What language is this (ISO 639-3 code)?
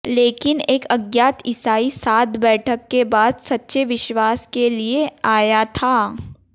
hin